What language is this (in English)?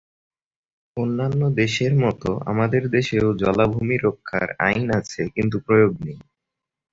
Bangla